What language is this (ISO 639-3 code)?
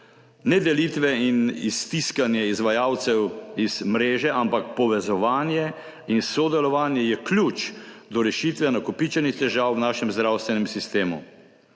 slv